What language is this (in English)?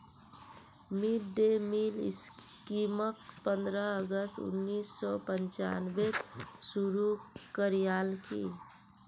Magahi